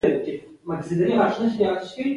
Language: Pashto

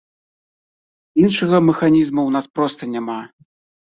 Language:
Belarusian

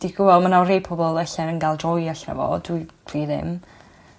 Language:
Welsh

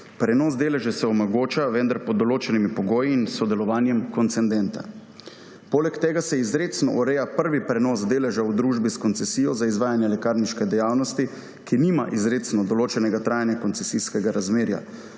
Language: Slovenian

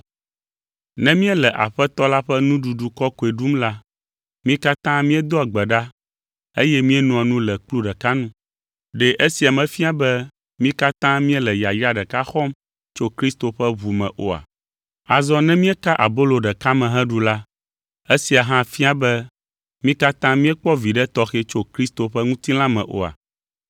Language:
Ewe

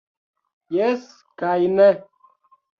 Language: Esperanto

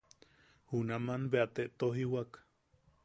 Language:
Yaqui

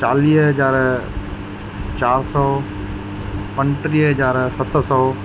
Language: Sindhi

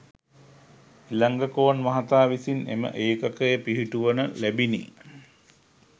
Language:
Sinhala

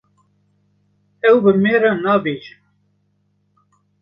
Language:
Kurdish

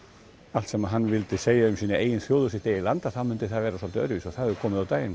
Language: Icelandic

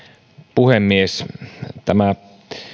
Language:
Finnish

